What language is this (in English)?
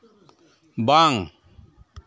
Santali